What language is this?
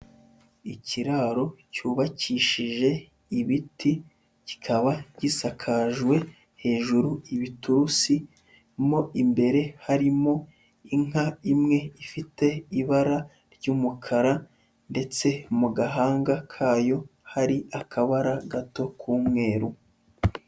Kinyarwanda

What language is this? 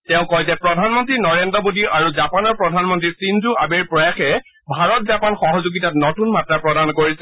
Assamese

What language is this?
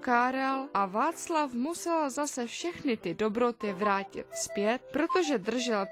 Czech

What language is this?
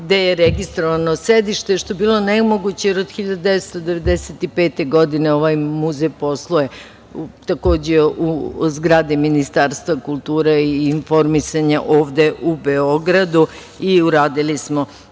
Serbian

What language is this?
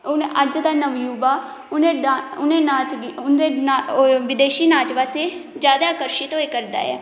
Dogri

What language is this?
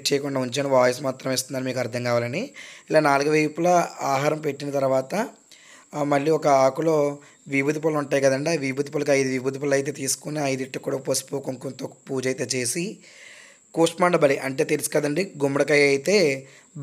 Telugu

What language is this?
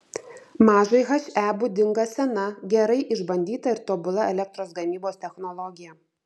Lithuanian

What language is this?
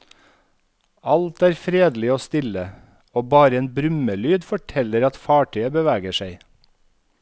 Norwegian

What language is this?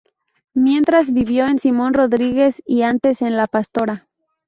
Spanish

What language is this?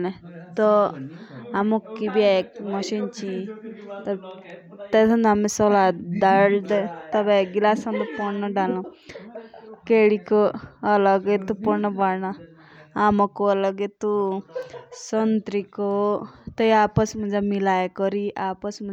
Jaunsari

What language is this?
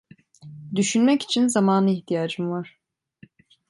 Turkish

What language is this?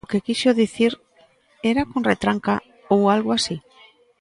Galician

